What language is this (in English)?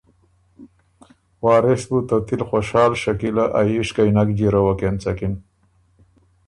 Ormuri